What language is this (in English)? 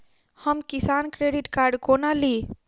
Maithili